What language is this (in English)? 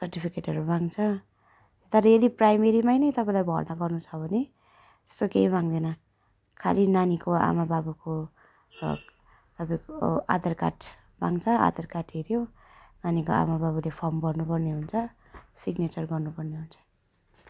Nepali